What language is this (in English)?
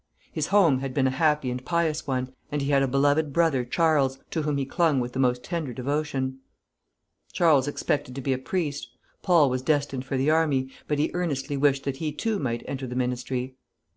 English